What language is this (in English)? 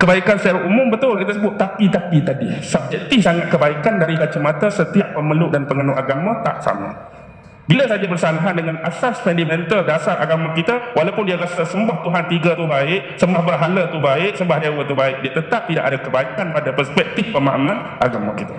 Malay